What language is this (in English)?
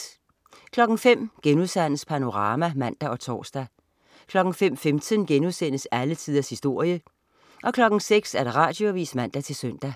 Danish